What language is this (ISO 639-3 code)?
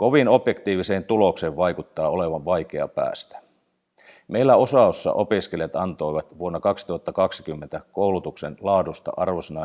fin